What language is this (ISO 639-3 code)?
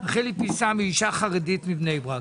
heb